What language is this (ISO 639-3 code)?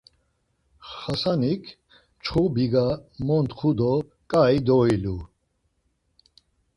lzz